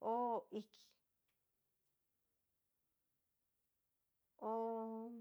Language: Cacaloxtepec Mixtec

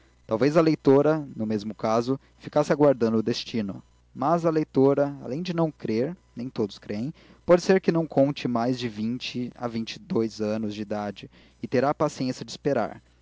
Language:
Portuguese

